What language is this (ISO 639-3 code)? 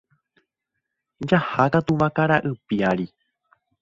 grn